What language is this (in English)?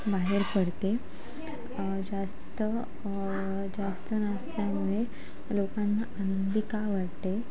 Marathi